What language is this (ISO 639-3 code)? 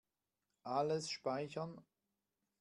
deu